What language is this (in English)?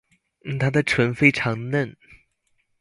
Chinese